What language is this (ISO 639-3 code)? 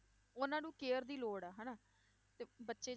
pan